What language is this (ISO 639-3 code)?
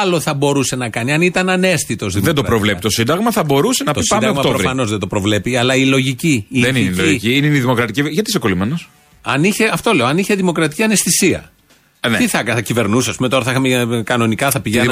ell